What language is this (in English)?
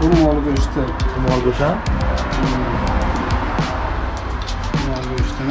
Uzbek